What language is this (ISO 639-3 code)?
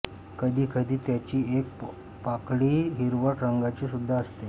mar